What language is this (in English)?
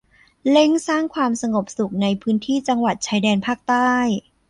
Thai